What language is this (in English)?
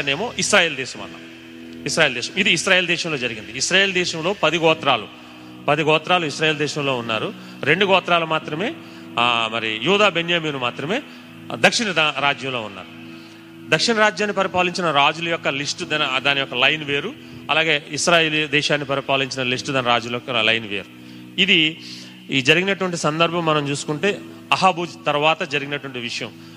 Telugu